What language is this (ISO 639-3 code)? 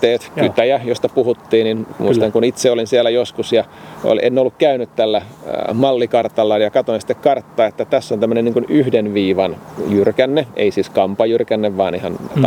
fin